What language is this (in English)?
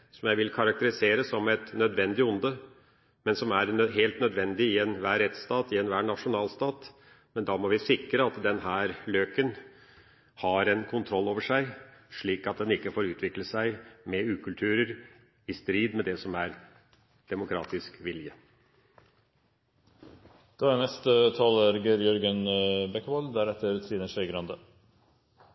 Norwegian Bokmål